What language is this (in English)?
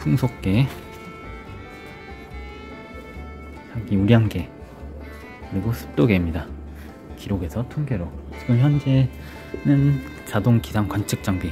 Korean